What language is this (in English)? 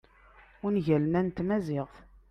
Kabyle